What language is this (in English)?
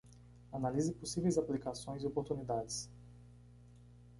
Portuguese